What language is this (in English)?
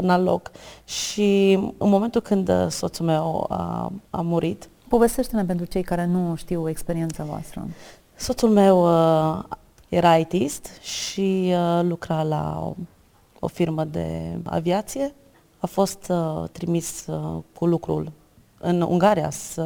Romanian